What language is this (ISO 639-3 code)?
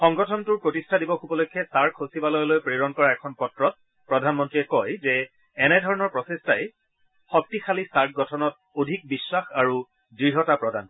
asm